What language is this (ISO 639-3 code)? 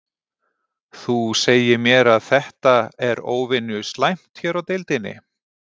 isl